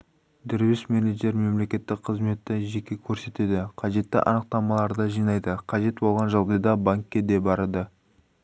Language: Kazakh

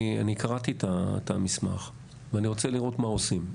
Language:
Hebrew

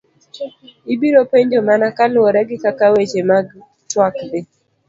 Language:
Luo (Kenya and Tanzania)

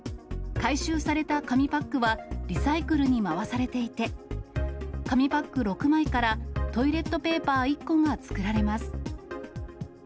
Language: Japanese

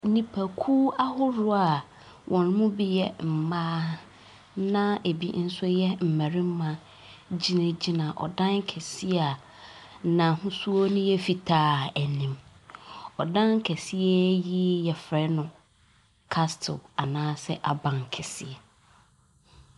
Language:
Akan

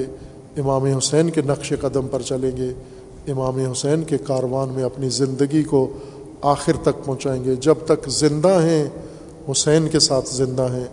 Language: Urdu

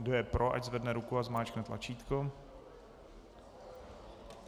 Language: Czech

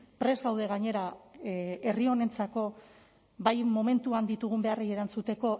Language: Basque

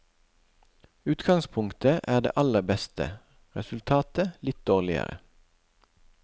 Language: Norwegian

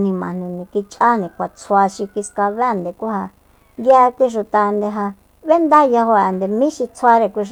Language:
Soyaltepec Mazatec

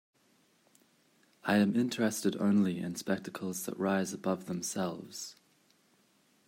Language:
English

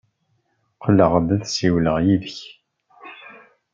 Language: Kabyle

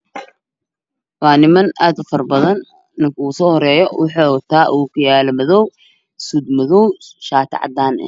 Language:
Somali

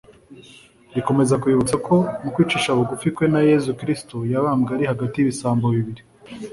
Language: Kinyarwanda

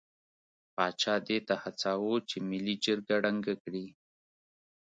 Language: Pashto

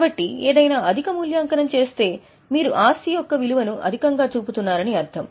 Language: Telugu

